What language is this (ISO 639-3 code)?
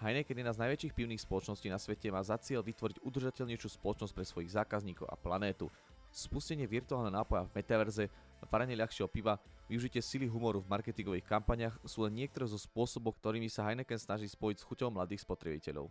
slk